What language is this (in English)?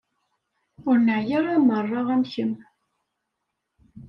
Kabyle